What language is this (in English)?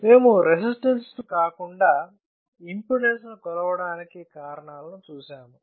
Telugu